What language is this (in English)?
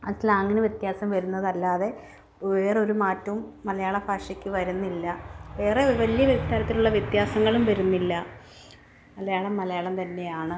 Malayalam